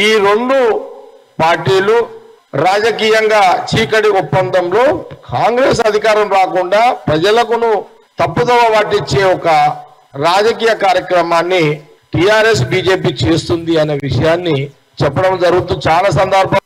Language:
Telugu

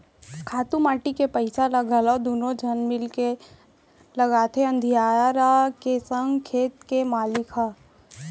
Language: Chhattisgarhi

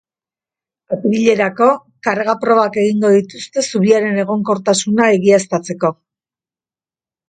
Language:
Basque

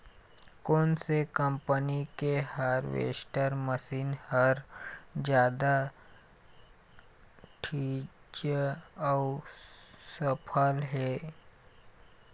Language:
Chhattisgarhi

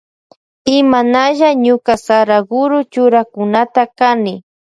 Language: Loja Highland Quichua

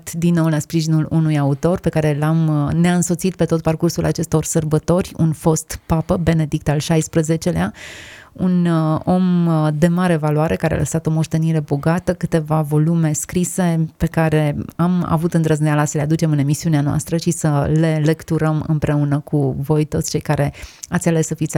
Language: Romanian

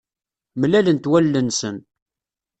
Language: Kabyle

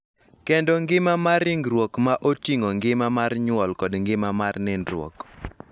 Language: Luo (Kenya and Tanzania)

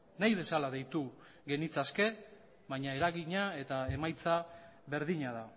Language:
Basque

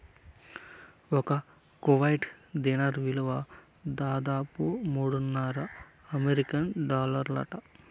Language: Telugu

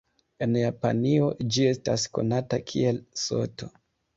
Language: Esperanto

